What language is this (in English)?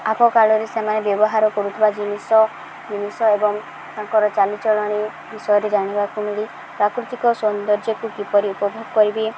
Odia